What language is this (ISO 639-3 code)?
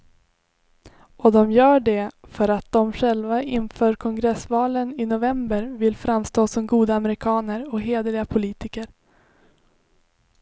swe